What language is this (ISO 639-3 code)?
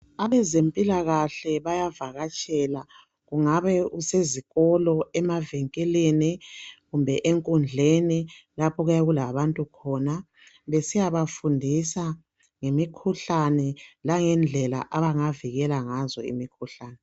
nde